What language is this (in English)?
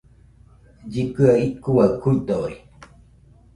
Nüpode Huitoto